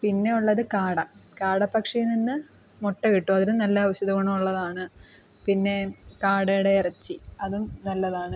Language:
Malayalam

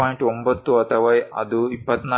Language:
Kannada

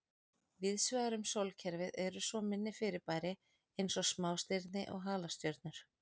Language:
Icelandic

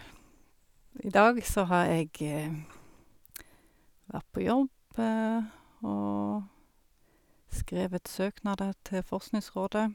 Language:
Norwegian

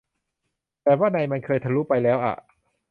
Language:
Thai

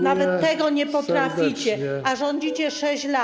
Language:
Polish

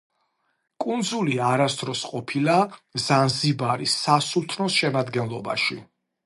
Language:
Georgian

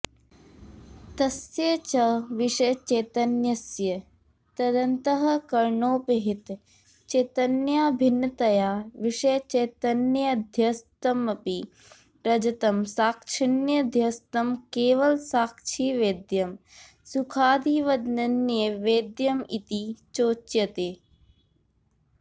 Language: Sanskrit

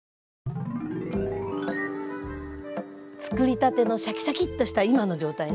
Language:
Japanese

